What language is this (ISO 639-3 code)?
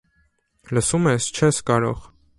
hye